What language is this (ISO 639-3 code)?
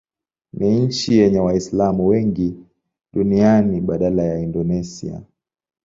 swa